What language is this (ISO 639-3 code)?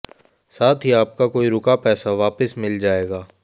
hin